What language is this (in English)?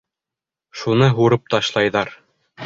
Bashkir